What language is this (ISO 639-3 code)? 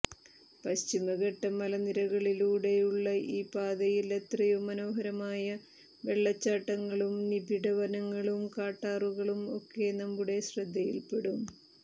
mal